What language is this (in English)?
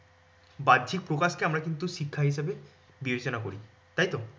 Bangla